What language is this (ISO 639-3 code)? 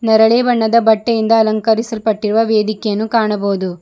kan